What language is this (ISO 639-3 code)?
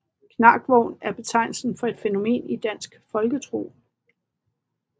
dan